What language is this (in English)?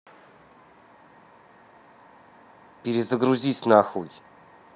Russian